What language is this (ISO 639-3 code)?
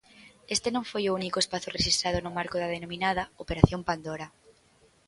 glg